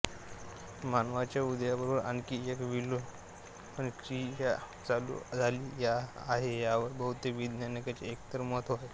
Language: Marathi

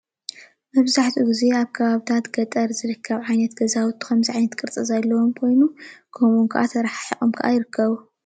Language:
Tigrinya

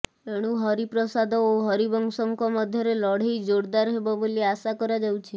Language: Odia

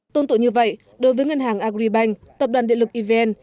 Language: Vietnamese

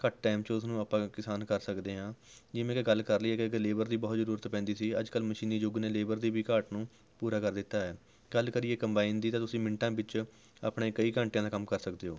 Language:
Punjabi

